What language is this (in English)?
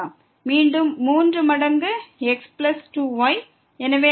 Tamil